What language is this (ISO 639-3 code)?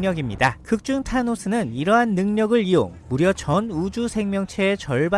kor